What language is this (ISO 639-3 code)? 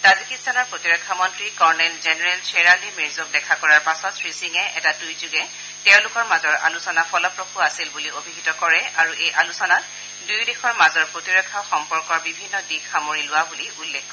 asm